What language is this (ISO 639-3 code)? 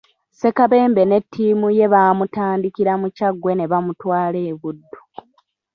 lug